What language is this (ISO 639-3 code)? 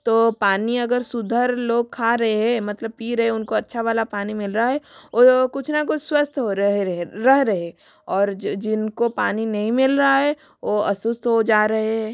hin